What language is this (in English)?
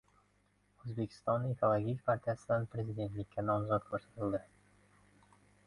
Uzbek